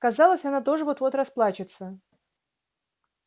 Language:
Russian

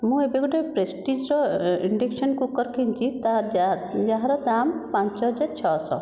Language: Odia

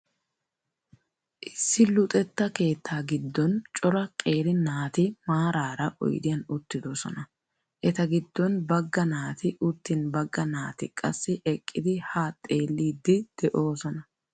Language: Wolaytta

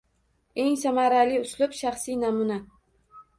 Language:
Uzbek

